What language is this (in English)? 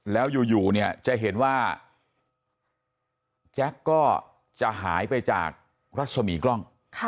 Thai